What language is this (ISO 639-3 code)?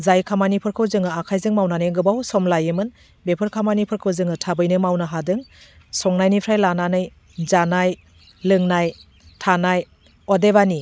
brx